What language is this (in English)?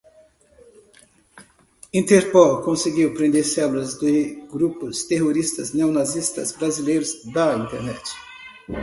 Portuguese